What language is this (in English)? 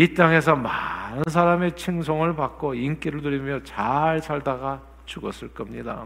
Korean